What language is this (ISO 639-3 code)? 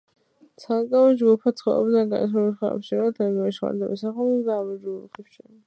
kat